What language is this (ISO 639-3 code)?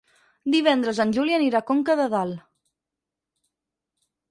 cat